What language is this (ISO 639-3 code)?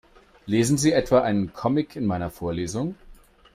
deu